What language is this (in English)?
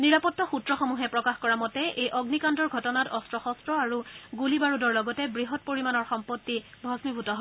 Assamese